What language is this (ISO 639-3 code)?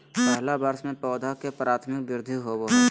mag